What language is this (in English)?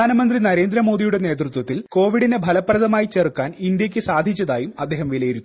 Malayalam